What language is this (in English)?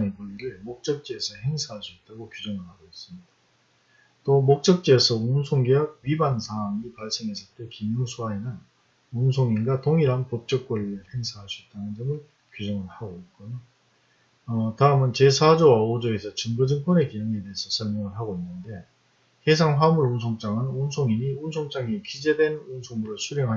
Korean